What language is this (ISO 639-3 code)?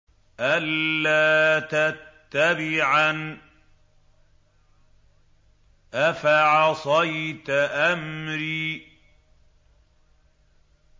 ara